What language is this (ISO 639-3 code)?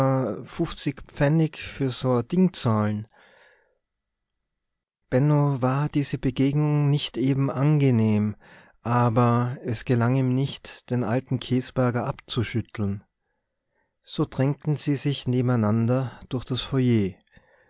deu